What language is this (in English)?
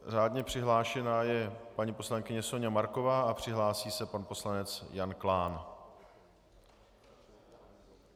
Czech